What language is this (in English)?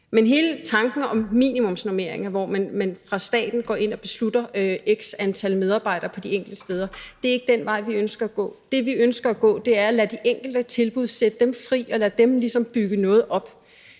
Danish